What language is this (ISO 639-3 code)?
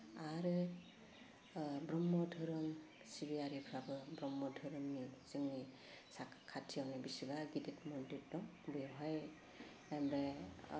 brx